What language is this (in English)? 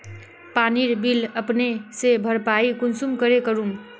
Magahi